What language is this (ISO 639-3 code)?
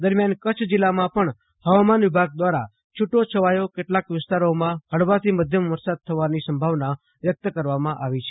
guj